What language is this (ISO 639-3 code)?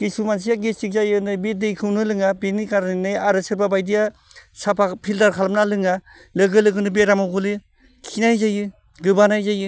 brx